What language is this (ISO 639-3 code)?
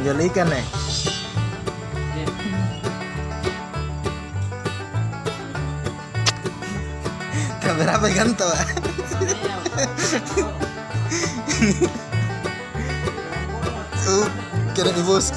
ind